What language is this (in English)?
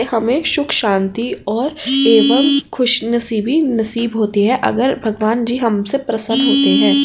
Hindi